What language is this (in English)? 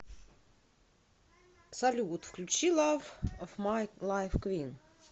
Russian